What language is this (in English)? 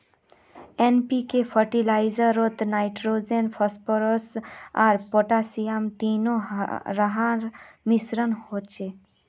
Magahi